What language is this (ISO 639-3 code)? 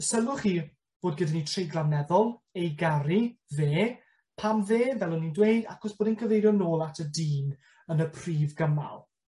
cym